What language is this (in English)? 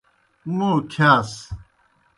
Kohistani Shina